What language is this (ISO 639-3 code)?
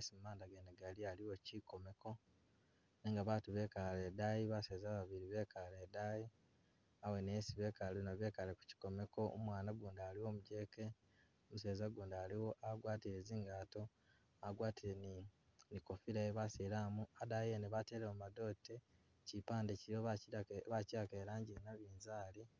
myx